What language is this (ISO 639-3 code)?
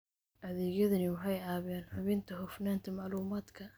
som